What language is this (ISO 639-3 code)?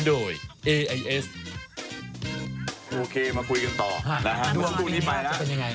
tha